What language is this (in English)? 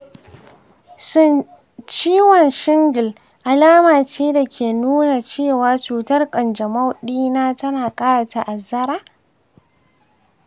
Hausa